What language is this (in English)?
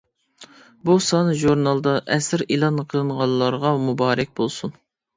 Uyghur